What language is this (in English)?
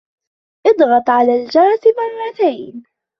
Arabic